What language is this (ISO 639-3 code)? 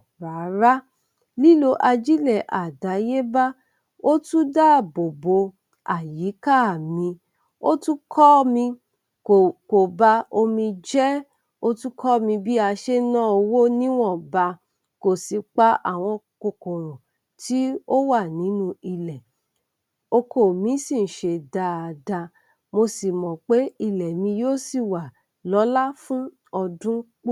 yor